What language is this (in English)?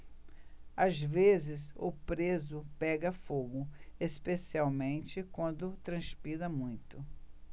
Portuguese